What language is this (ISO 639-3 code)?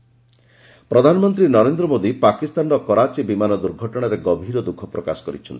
ori